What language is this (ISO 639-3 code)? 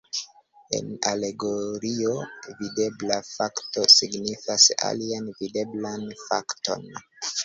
epo